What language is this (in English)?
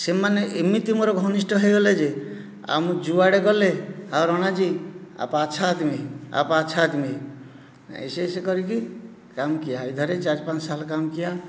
Odia